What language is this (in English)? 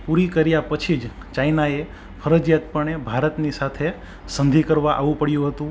Gujarati